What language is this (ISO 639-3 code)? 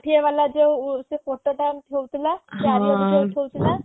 ori